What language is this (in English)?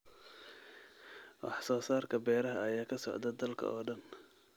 Somali